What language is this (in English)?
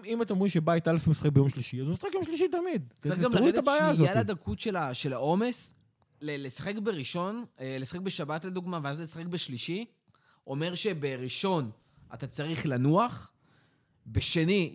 Hebrew